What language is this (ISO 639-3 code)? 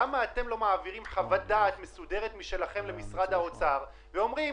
heb